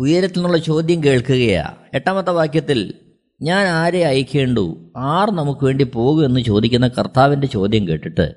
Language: Malayalam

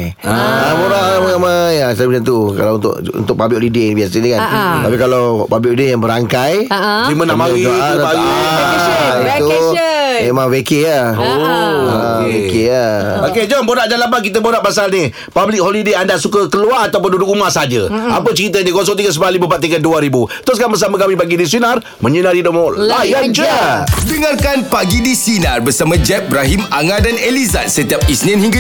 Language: Malay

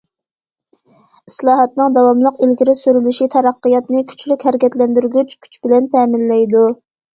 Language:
Uyghur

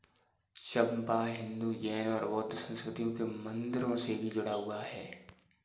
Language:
Hindi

